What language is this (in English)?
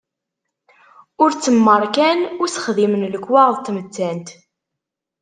Kabyle